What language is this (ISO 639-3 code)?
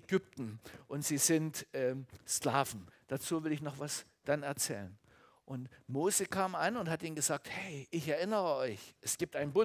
deu